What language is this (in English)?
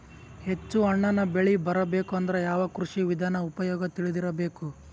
Kannada